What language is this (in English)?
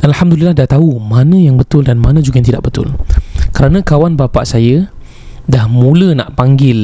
Malay